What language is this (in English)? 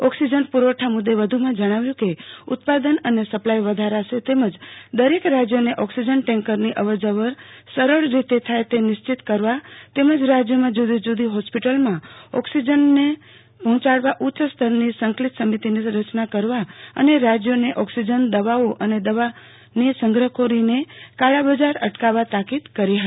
Gujarati